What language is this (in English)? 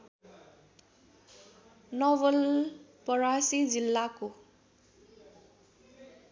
Nepali